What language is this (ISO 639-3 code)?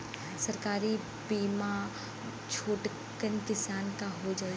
bho